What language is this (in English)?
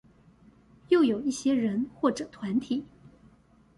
Chinese